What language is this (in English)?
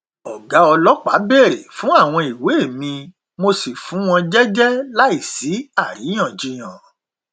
Yoruba